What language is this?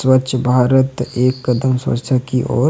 Sadri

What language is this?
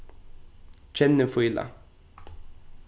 Faroese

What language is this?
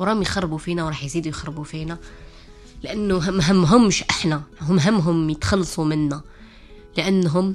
Arabic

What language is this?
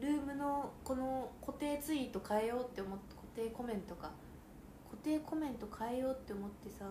Japanese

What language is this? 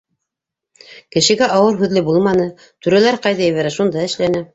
Bashkir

